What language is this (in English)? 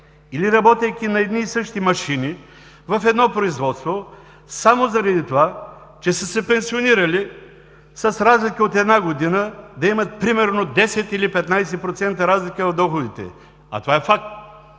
Bulgarian